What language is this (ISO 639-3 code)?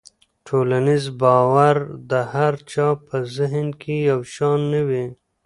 pus